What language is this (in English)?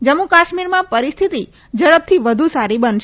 Gujarati